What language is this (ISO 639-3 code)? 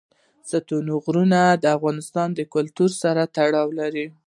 pus